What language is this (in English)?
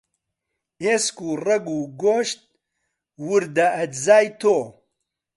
Central Kurdish